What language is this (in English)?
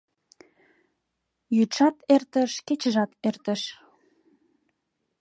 Mari